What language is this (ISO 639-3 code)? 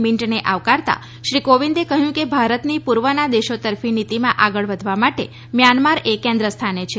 guj